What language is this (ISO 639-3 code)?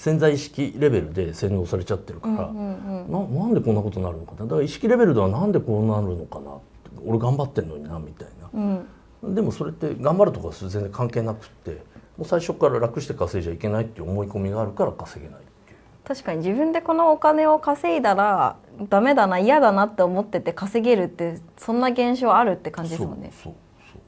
jpn